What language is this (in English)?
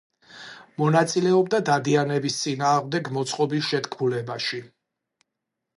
Georgian